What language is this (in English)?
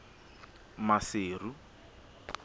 Southern Sotho